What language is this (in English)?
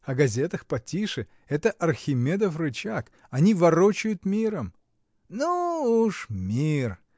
Russian